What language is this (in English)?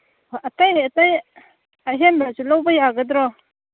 Manipuri